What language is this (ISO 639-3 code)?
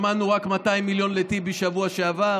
heb